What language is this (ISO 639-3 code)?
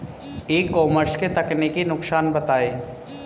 hin